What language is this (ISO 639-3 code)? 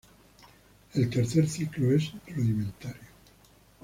spa